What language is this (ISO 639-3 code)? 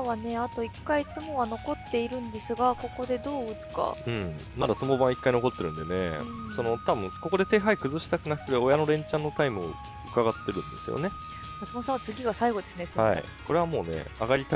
jpn